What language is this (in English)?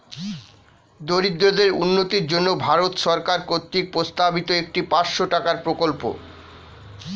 Bangla